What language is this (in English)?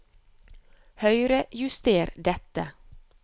Norwegian